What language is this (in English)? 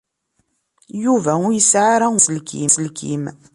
Kabyle